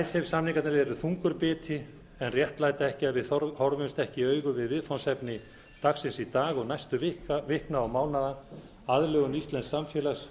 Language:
Icelandic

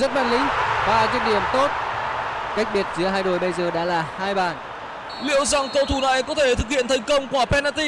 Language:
Vietnamese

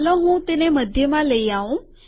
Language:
Gujarati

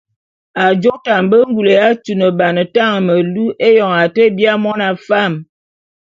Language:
Bulu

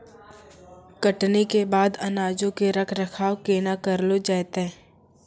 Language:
Maithili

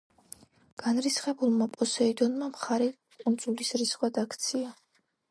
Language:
Georgian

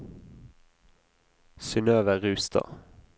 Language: Norwegian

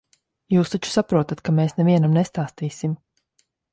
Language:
Latvian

